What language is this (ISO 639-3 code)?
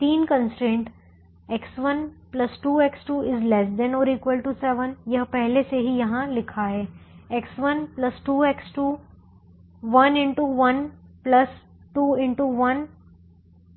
hin